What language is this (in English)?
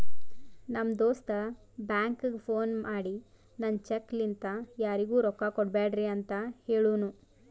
Kannada